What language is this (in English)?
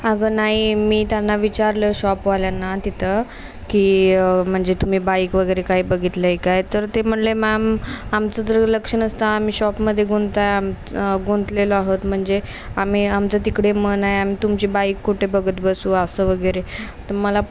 Marathi